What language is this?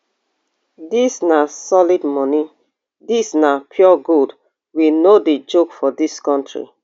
Nigerian Pidgin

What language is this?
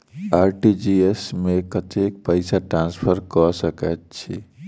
Maithili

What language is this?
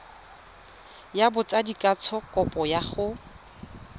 Tswana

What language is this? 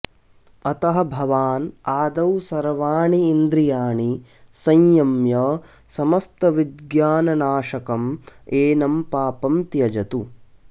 Sanskrit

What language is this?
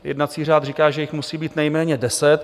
Czech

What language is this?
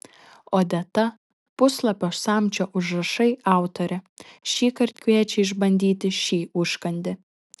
Lithuanian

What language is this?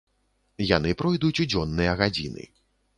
Belarusian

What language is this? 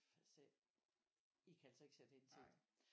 Danish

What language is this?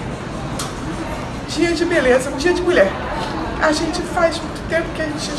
Portuguese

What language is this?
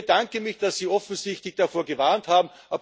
German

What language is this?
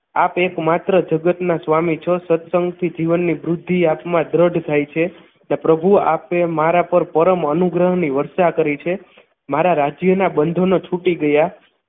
Gujarati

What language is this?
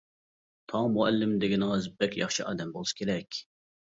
Uyghur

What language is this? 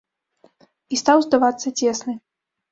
Belarusian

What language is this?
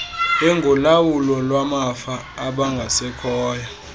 Xhosa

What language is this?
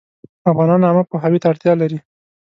Pashto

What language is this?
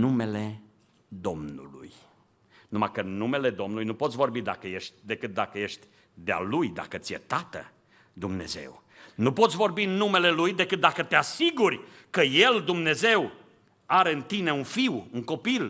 Romanian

